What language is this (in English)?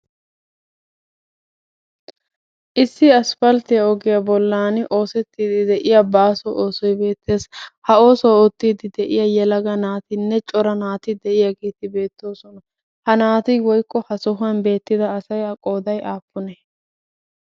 Wolaytta